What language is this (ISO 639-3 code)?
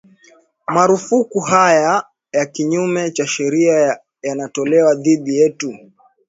swa